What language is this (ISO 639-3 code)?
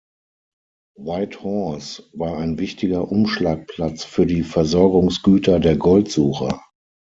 deu